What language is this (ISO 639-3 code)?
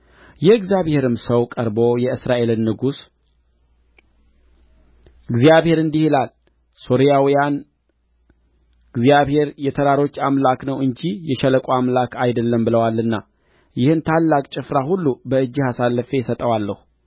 amh